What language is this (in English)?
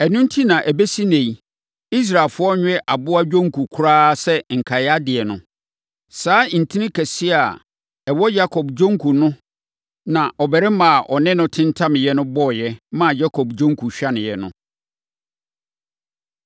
Akan